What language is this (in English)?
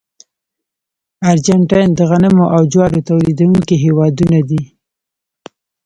Pashto